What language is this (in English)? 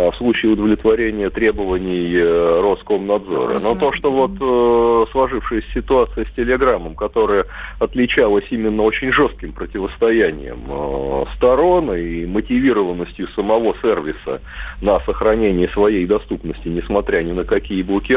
Russian